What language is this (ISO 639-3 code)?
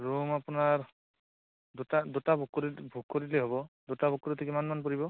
asm